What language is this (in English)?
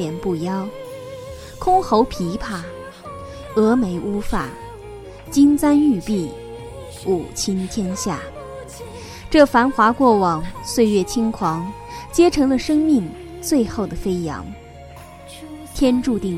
Chinese